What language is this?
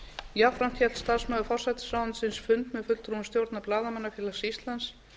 Icelandic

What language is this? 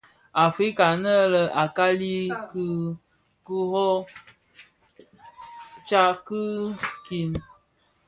Bafia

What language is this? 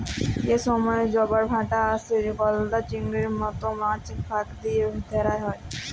Bangla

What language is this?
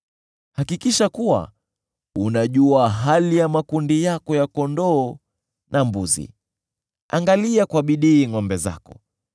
Swahili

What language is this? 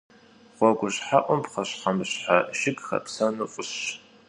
Kabardian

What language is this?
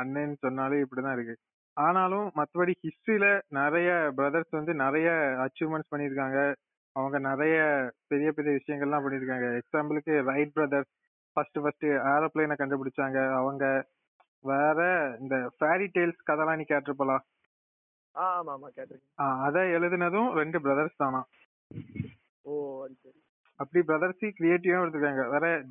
Tamil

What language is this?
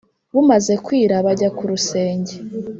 Kinyarwanda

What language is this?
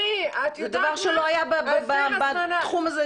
Hebrew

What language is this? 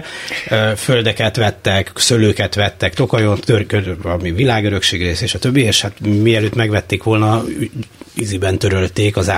Hungarian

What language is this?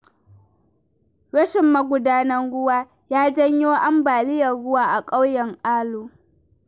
Hausa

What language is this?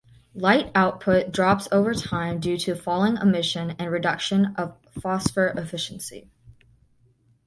English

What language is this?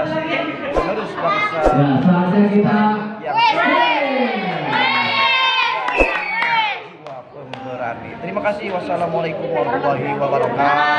Indonesian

